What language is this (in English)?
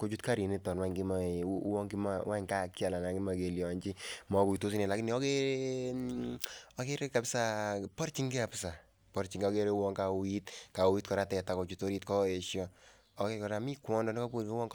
Kalenjin